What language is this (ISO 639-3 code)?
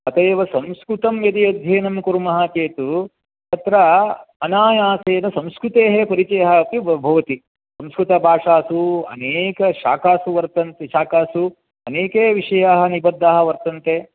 san